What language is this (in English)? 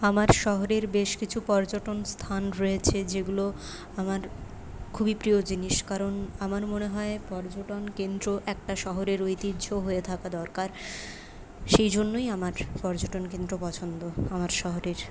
Bangla